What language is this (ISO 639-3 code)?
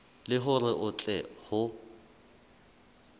sot